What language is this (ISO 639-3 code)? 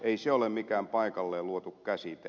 fin